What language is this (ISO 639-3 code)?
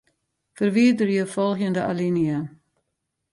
fry